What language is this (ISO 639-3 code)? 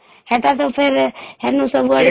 ori